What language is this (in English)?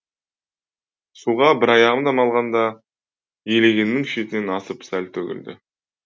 Kazakh